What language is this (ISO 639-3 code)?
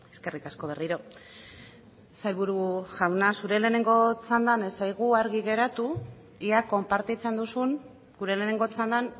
eus